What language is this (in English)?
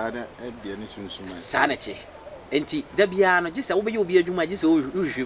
English